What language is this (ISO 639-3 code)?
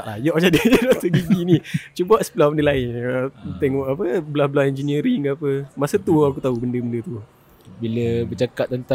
msa